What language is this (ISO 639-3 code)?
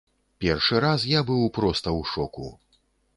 bel